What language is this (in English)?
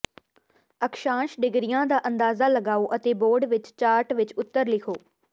Punjabi